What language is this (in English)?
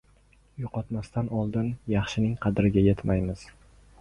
Uzbek